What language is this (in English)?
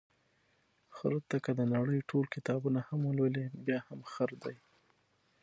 Pashto